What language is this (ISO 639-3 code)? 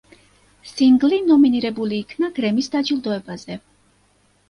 kat